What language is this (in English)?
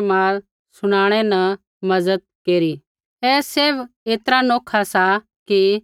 Kullu Pahari